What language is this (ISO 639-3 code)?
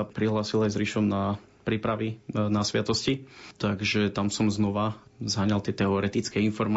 slk